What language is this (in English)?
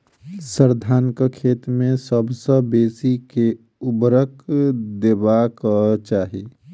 Maithili